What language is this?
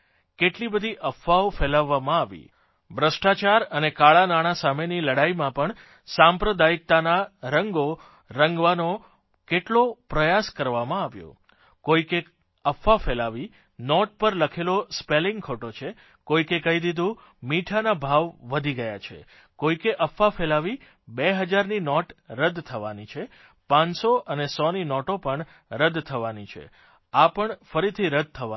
Gujarati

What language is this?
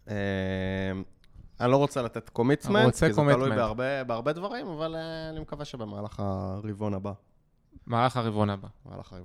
Hebrew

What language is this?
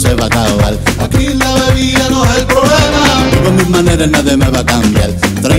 Turkish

